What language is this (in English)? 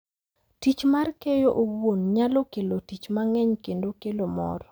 Luo (Kenya and Tanzania)